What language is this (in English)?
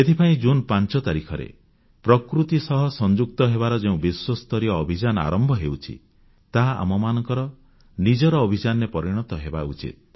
Odia